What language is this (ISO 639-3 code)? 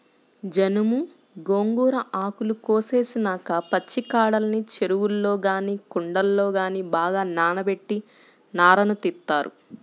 tel